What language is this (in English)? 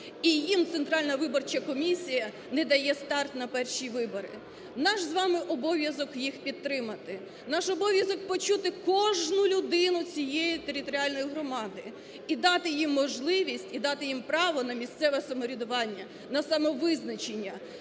Ukrainian